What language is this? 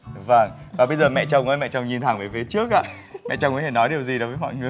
Vietnamese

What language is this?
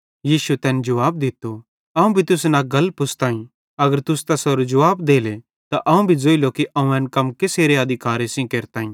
Bhadrawahi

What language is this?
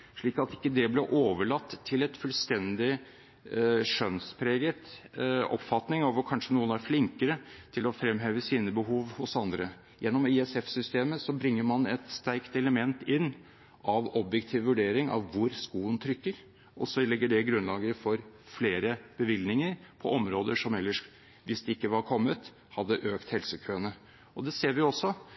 Norwegian Bokmål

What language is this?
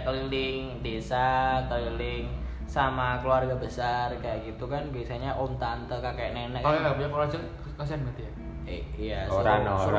Indonesian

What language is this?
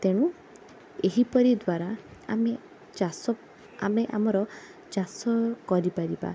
Odia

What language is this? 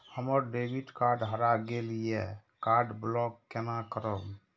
Maithili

